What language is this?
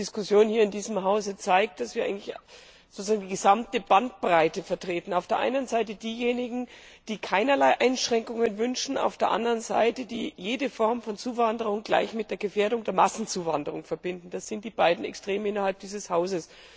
German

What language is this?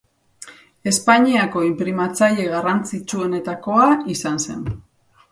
Basque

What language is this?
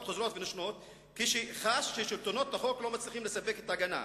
Hebrew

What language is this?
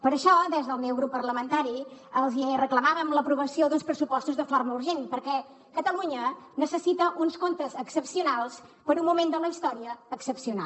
Catalan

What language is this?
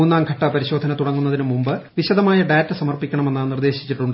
Malayalam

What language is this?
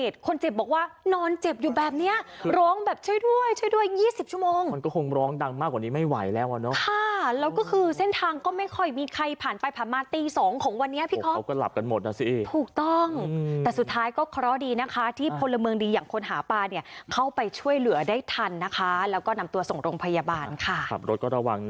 Thai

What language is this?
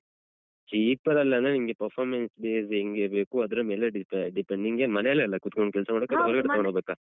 Kannada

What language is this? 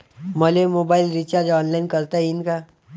Marathi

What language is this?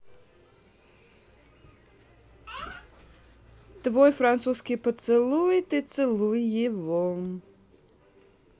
Russian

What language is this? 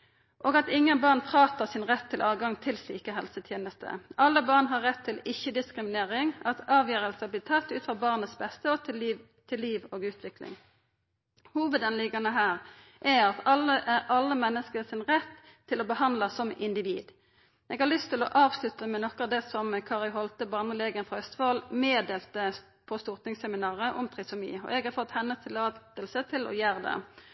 Norwegian Nynorsk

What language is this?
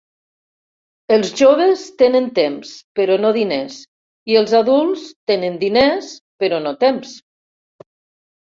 Catalan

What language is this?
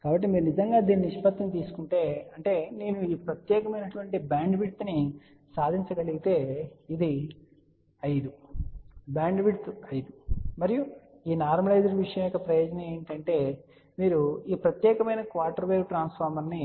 Telugu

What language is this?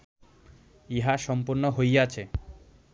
Bangla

